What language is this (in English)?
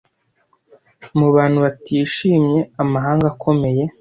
Kinyarwanda